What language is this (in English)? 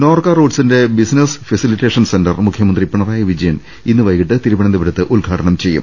Malayalam